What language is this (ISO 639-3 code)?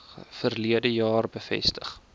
afr